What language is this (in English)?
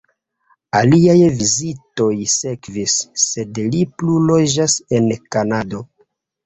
Esperanto